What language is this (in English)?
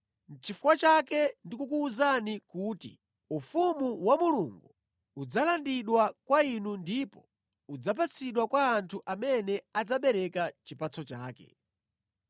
Nyanja